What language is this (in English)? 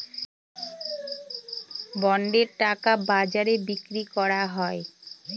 Bangla